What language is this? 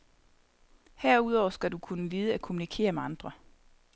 Danish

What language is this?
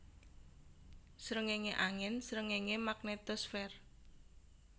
Javanese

